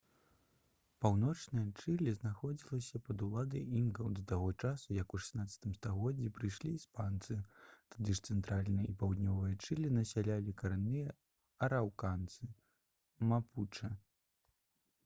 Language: Belarusian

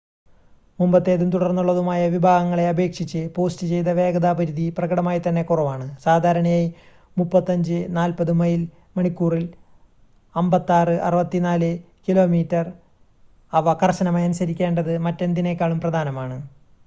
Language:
Malayalam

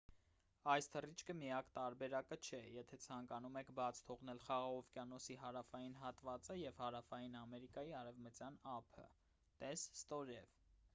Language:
Armenian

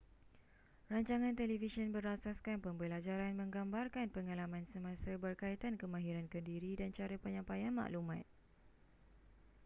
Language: Malay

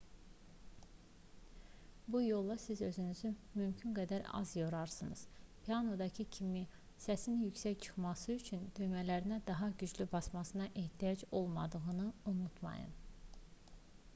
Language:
Azerbaijani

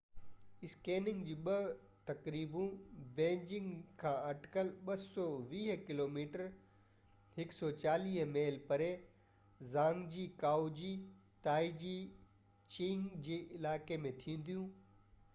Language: Sindhi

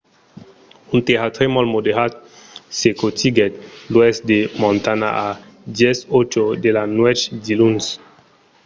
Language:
Occitan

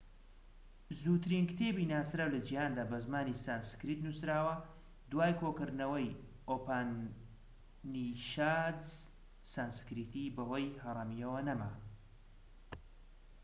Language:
Central Kurdish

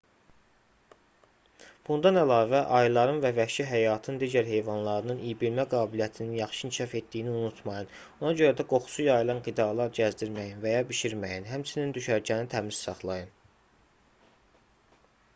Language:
Azerbaijani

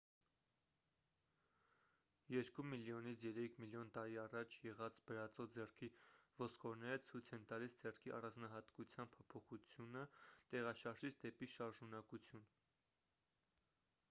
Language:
Armenian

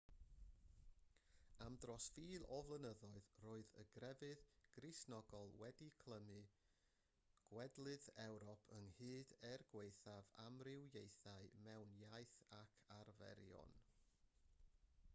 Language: Welsh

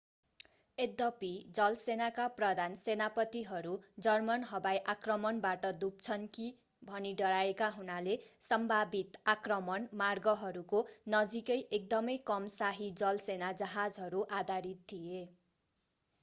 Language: Nepali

